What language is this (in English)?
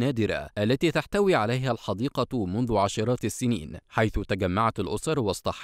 Arabic